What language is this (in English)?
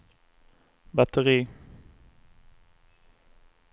Swedish